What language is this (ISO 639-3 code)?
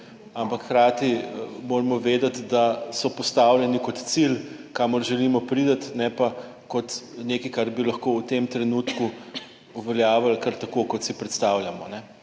slv